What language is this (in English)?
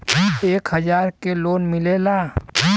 Bhojpuri